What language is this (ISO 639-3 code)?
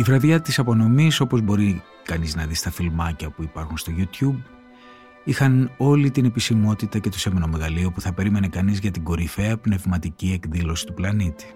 ell